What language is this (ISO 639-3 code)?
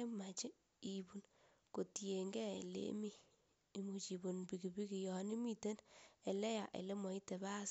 kln